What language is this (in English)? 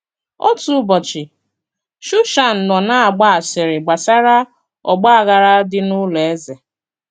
Igbo